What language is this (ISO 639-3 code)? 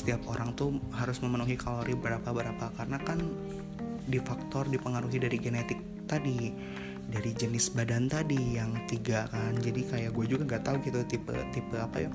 ind